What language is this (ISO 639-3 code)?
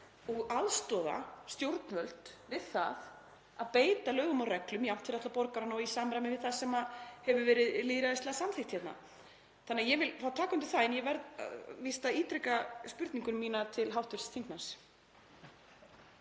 isl